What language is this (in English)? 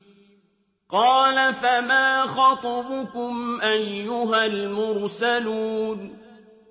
Arabic